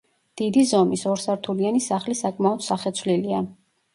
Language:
Georgian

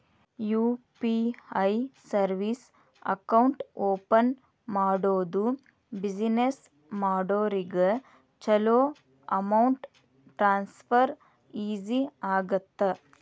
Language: Kannada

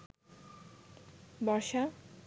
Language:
Bangla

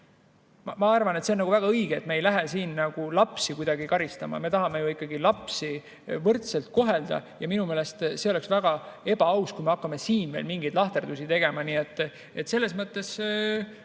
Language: Estonian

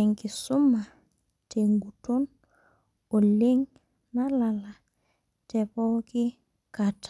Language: Masai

